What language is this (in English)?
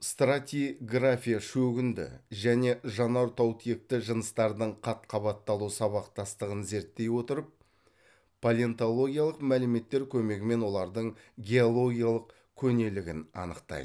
Kazakh